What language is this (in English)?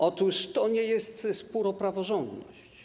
Polish